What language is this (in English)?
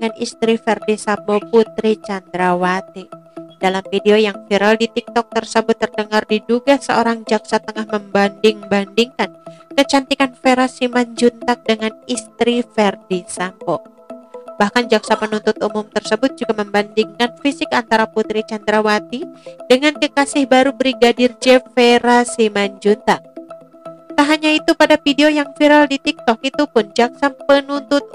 Indonesian